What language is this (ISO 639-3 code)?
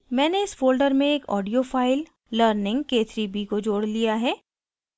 hin